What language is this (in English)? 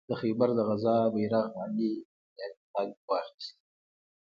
Pashto